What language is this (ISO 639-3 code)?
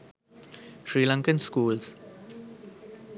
sin